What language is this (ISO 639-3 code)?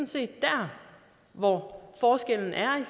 dan